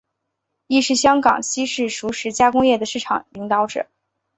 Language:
Chinese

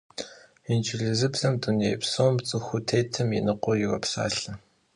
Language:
Kabardian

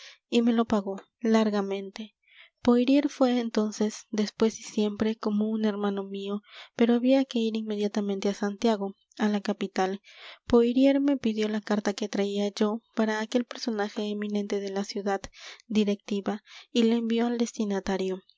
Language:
Spanish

